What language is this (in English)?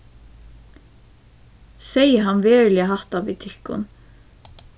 Faroese